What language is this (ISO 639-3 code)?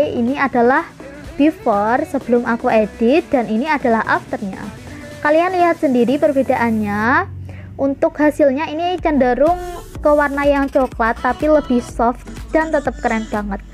ind